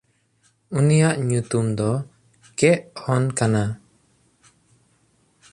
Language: Santali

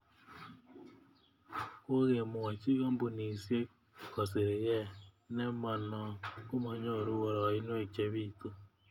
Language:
Kalenjin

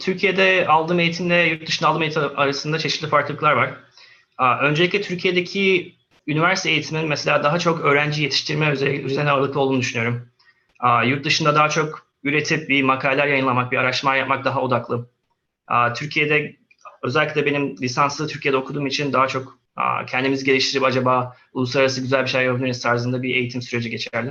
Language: Turkish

